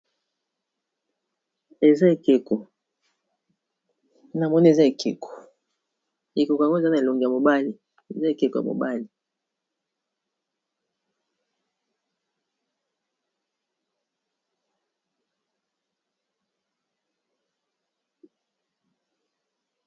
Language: Lingala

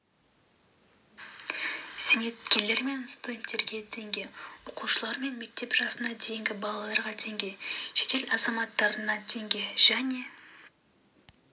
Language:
Kazakh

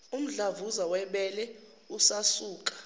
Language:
Zulu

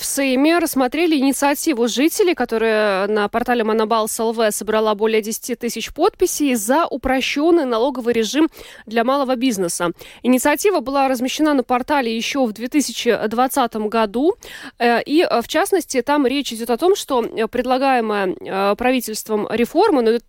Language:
Russian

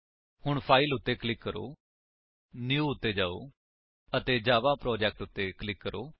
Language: Punjabi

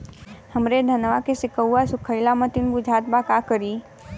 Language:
Bhojpuri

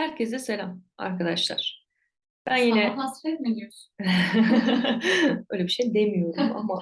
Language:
Turkish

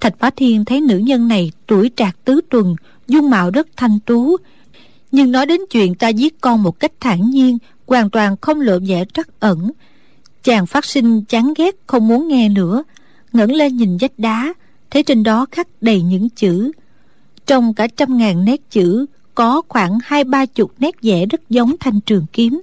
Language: Vietnamese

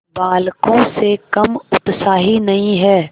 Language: Hindi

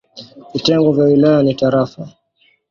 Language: Swahili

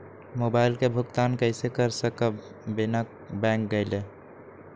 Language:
Magahi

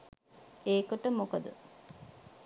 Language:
Sinhala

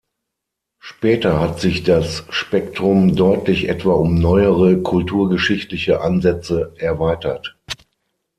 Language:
German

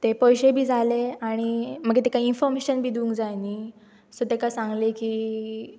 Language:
Konkani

